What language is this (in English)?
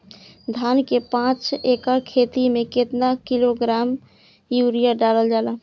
Bhojpuri